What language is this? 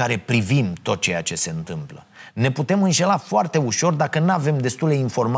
Romanian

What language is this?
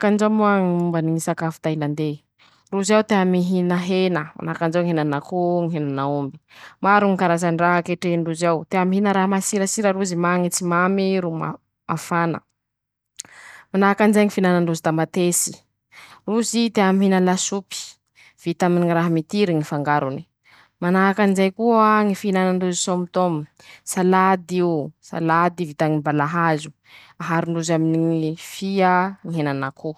Masikoro Malagasy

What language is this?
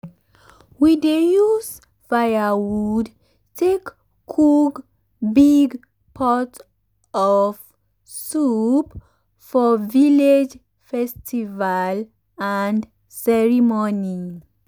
Nigerian Pidgin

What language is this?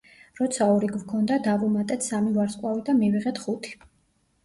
Georgian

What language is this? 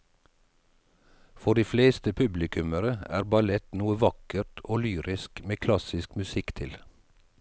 Norwegian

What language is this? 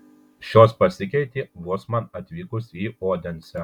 Lithuanian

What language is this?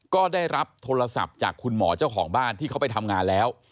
Thai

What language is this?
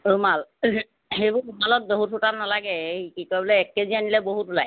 Assamese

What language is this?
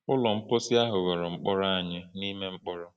Igbo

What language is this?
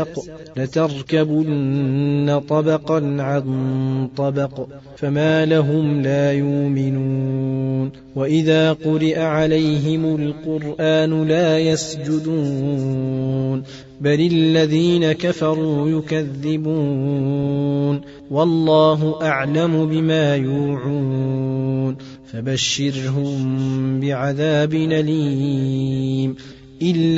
Arabic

